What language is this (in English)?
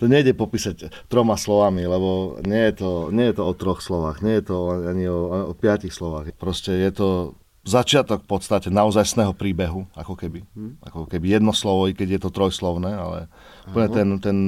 Slovak